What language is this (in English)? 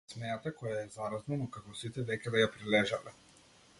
Macedonian